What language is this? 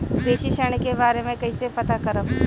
Bhojpuri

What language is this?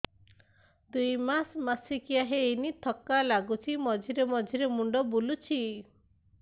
Odia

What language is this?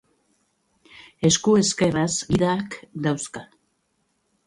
Basque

